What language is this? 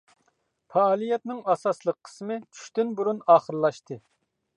Uyghur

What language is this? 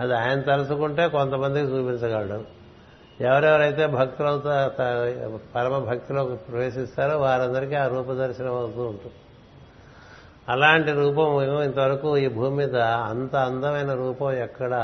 Telugu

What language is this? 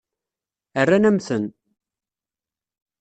Kabyle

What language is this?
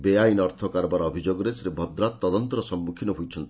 Odia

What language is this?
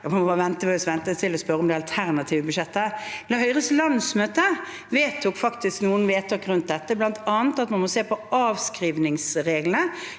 Norwegian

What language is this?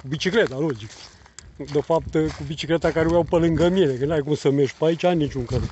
Romanian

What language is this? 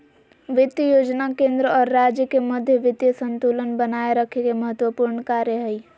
Magahi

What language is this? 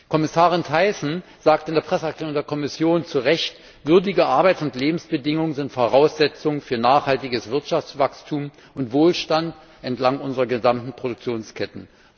German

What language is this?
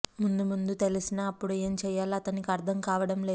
Telugu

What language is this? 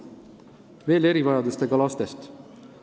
Estonian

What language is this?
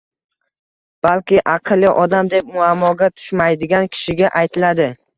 Uzbek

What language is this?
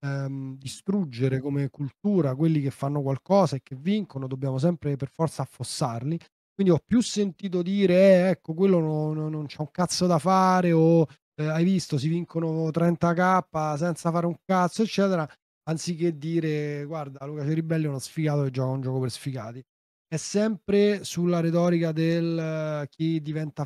Italian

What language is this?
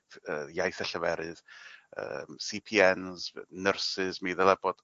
Welsh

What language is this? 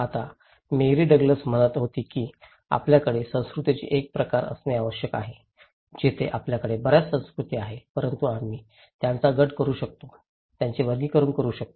Marathi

